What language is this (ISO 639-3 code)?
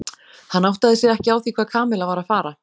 isl